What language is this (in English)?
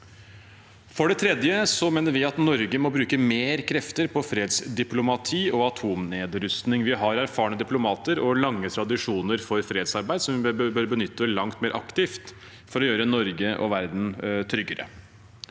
Norwegian